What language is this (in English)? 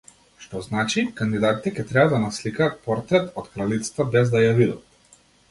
Macedonian